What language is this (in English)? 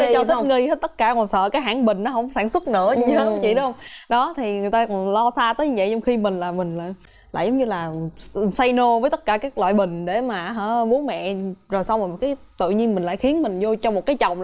Vietnamese